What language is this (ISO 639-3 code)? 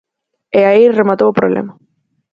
glg